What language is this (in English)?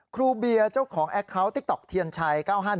Thai